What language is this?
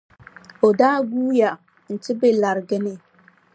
Dagbani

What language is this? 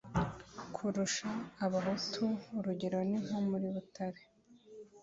Kinyarwanda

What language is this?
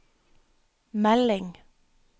Norwegian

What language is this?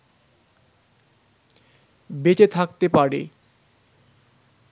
Bangla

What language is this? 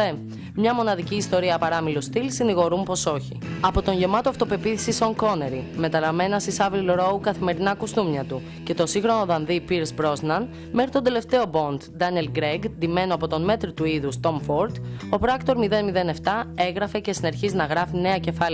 Greek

